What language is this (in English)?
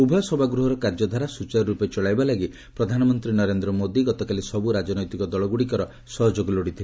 Odia